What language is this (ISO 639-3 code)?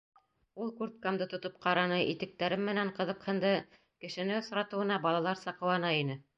bak